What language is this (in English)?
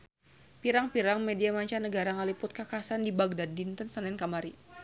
Sundanese